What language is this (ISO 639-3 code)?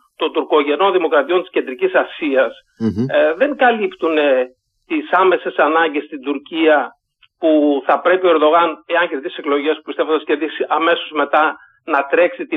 ell